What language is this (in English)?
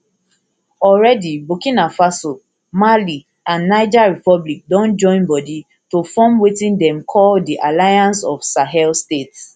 Nigerian Pidgin